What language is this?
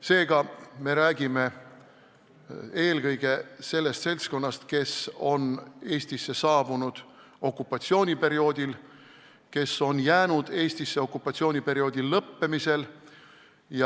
Estonian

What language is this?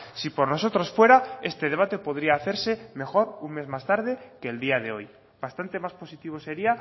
Spanish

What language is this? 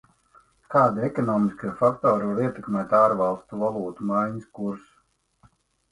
Latvian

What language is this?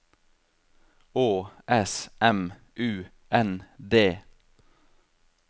Norwegian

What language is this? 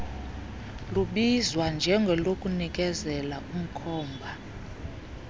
Xhosa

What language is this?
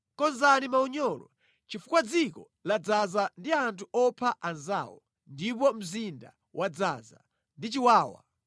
Nyanja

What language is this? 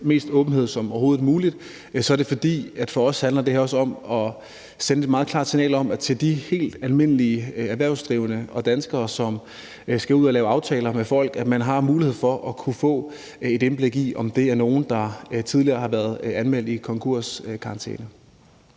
Danish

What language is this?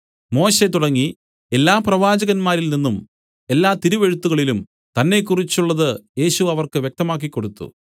Malayalam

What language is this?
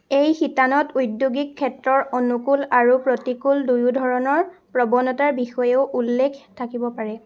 Assamese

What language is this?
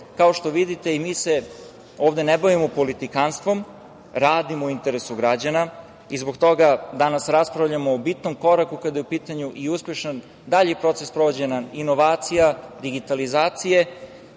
Serbian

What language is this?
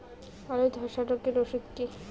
Bangla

